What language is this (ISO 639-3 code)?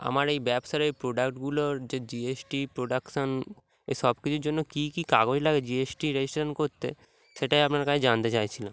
ben